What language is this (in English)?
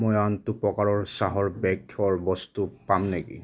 Assamese